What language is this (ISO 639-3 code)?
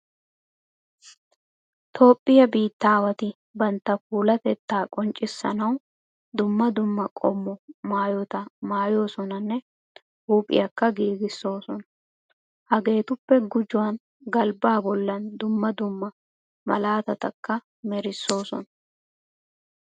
wal